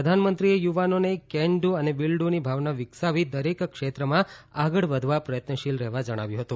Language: Gujarati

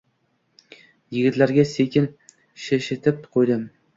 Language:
Uzbek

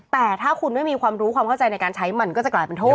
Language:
Thai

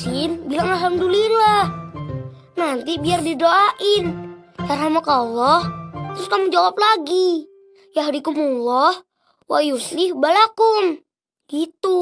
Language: Indonesian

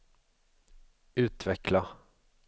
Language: Swedish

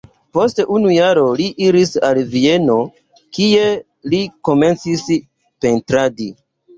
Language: Esperanto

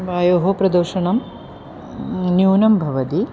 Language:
Sanskrit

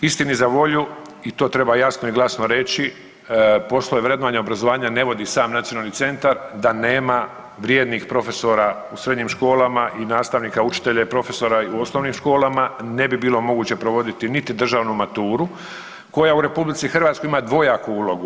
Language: Croatian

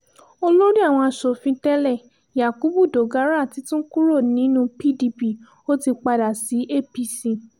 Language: Yoruba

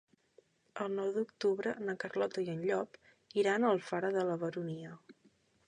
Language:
Catalan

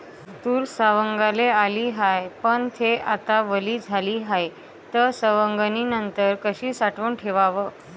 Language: Marathi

